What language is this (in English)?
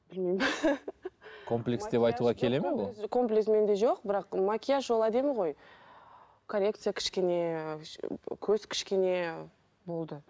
Kazakh